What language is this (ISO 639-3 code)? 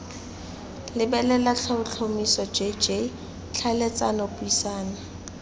tsn